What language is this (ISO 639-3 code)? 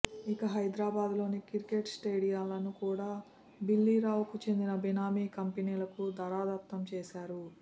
tel